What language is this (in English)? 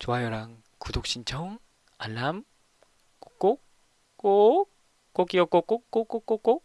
Korean